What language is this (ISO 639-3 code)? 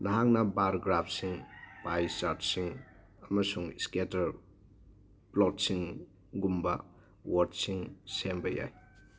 mni